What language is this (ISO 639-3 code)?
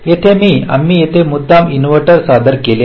mar